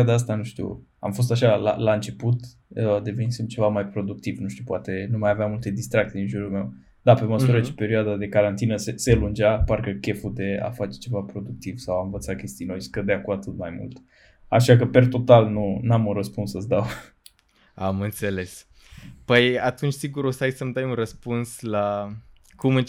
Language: Romanian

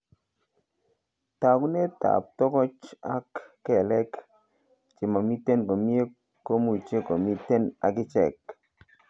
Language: Kalenjin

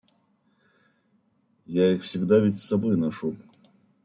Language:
Russian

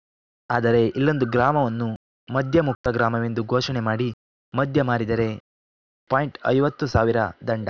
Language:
Kannada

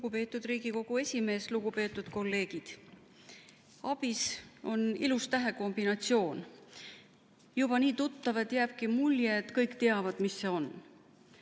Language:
Estonian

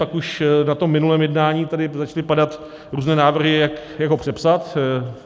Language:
Czech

